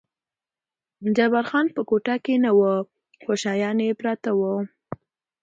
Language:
Pashto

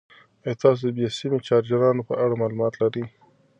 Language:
Pashto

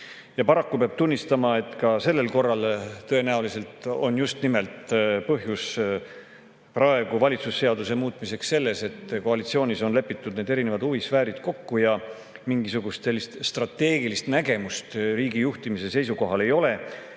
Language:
Estonian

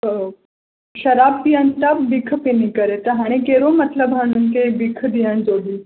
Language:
Sindhi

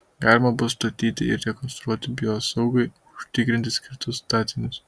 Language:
Lithuanian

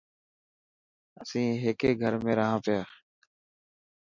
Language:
Dhatki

